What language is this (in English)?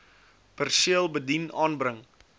Afrikaans